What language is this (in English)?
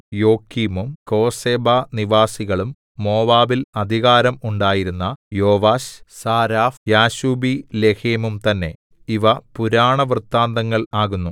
Malayalam